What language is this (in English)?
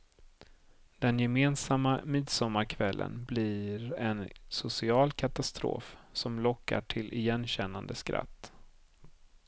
Swedish